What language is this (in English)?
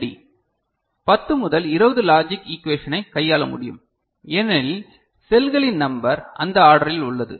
Tamil